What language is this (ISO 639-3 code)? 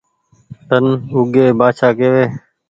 gig